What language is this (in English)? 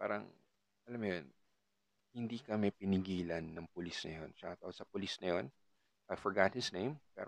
Filipino